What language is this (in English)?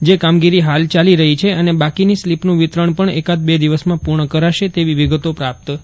Gujarati